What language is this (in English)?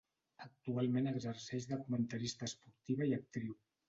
Catalan